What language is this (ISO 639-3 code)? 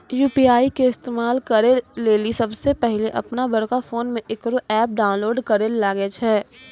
mai